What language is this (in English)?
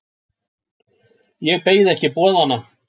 Icelandic